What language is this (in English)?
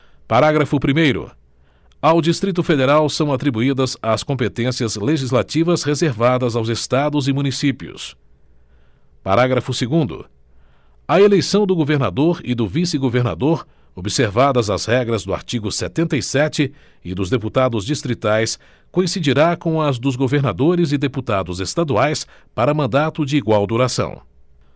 Portuguese